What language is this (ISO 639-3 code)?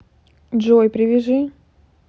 rus